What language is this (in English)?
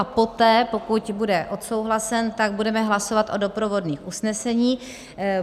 Czech